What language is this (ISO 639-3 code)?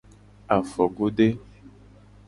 gej